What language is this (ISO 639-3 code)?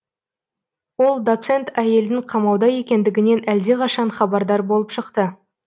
kaz